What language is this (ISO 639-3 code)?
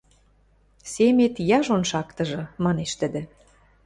mrj